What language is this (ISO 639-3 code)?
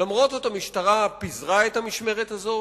heb